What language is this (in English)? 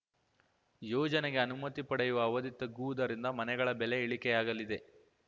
Kannada